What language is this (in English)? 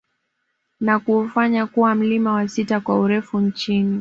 Swahili